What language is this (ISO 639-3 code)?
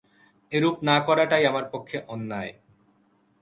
ben